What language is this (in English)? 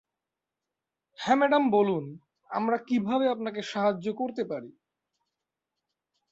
Bangla